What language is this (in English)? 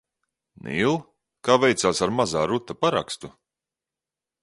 Latvian